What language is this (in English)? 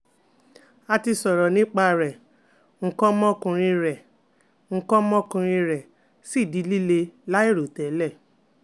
Yoruba